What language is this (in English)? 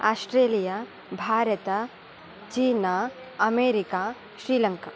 Sanskrit